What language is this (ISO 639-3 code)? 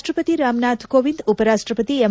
kan